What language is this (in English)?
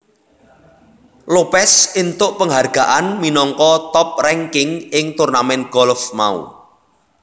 Javanese